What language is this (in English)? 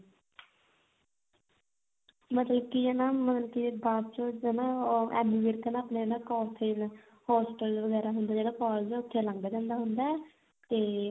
Punjabi